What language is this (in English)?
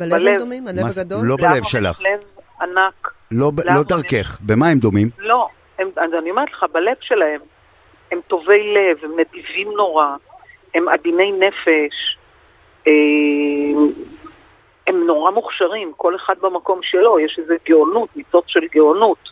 Hebrew